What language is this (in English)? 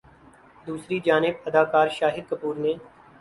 Urdu